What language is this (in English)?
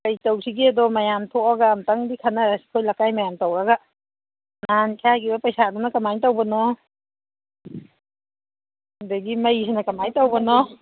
Manipuri